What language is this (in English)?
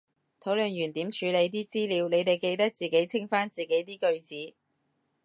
Cantonese